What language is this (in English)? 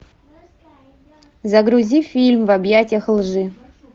Russian